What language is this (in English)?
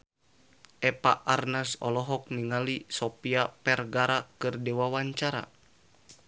Sundanese